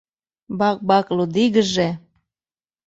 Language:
Mari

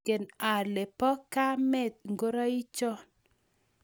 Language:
Kalenjin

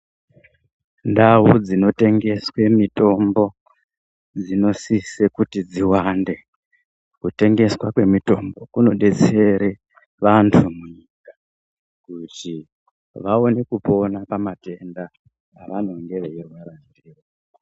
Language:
Ndau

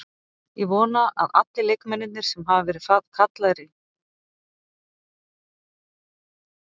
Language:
Icelandic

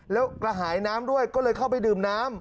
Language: Thai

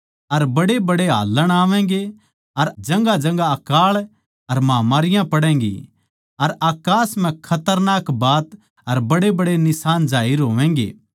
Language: Haryanvi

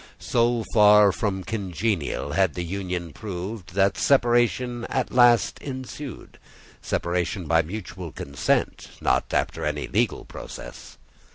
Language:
English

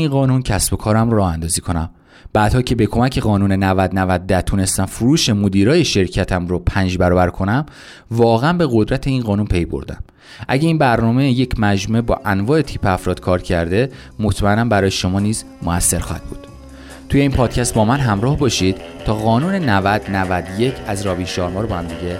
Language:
Persian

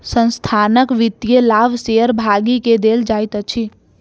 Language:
Maithili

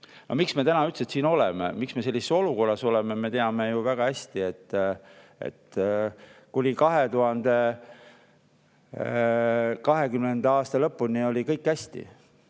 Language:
Estonian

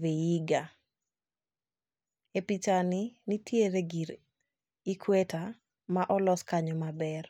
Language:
Luo (Kenya and Tanzania)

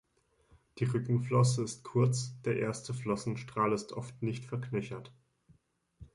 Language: German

